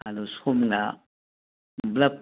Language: Manipuri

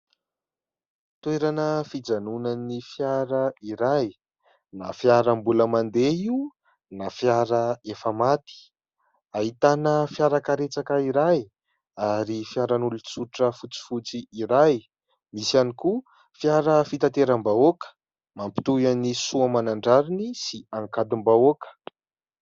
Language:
Malagasy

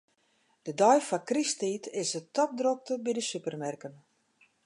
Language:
Western Frisian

